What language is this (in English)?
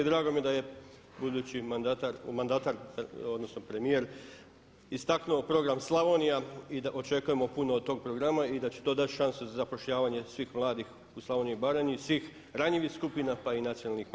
Croatian